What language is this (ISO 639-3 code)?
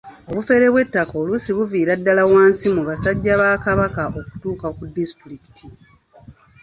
lug